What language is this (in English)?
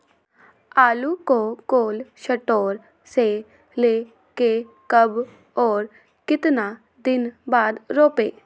Magahi